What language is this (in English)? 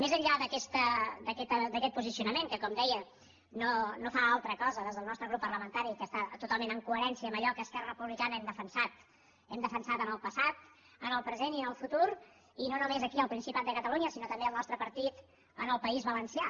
Catalan